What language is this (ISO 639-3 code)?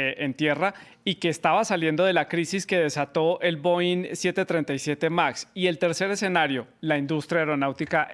spa